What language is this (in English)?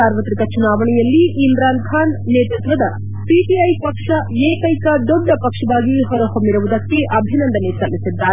Kannada